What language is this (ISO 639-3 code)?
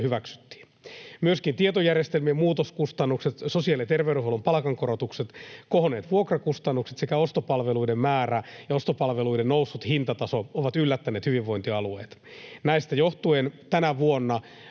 fin